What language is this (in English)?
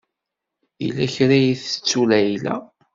Kabyle